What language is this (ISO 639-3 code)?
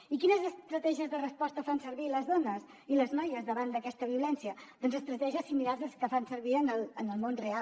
cat